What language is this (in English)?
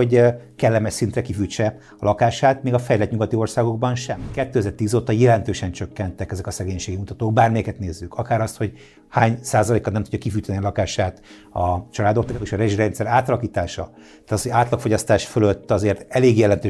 Hungarian